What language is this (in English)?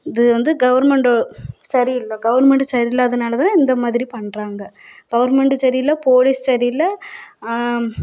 Tamil